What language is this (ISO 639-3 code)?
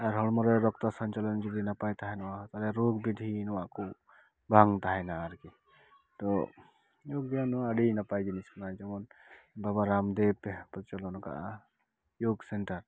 sat